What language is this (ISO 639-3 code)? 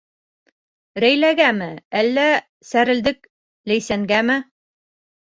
bak